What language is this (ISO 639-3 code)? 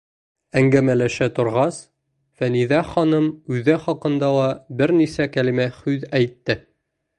bak